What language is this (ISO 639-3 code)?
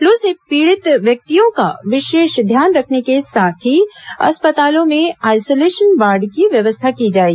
hin